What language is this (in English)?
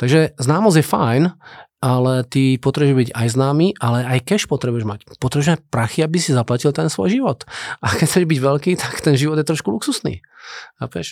Slovak